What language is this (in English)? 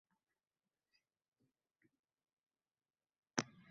Uzbek